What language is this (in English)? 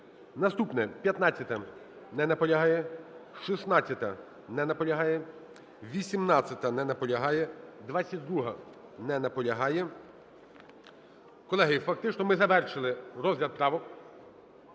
Ukrainian